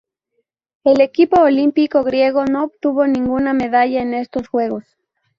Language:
Spanish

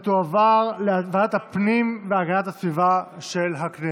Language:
Hebrew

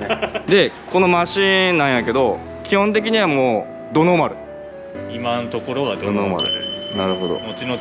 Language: Japanese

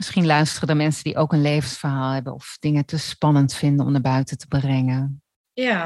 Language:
Dutch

